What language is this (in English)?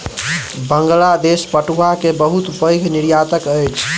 Maithili